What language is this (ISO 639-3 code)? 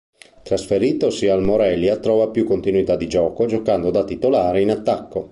ita